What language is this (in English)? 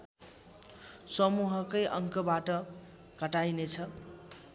Nepali